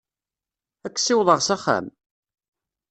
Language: Kabyle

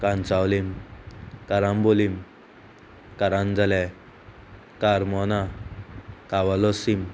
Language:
Konkani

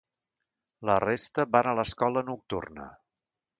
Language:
Catalan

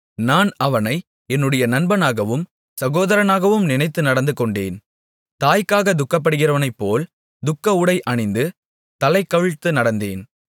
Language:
Tamil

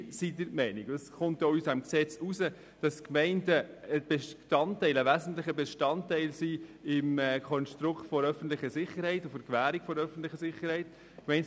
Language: Swiss German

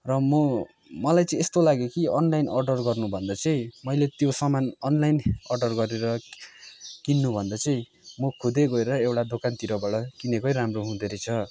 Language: Nepali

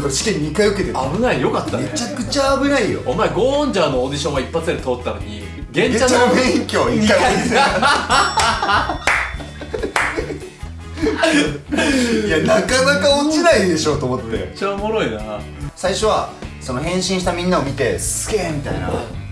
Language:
Japanese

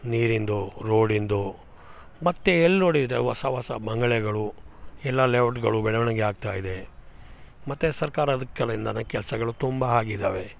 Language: Kannada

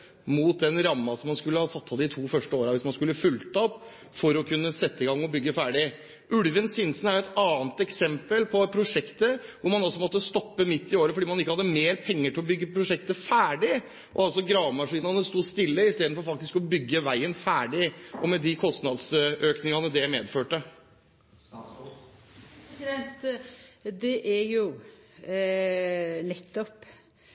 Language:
Norwegian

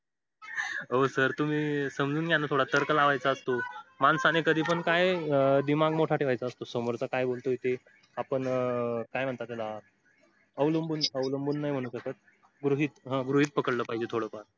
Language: Marathi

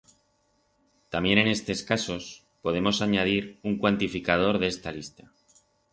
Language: Aragonese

